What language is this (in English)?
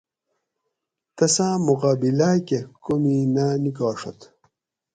Gawri